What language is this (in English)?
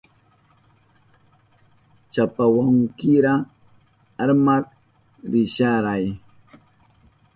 Southern Pastaza Quechua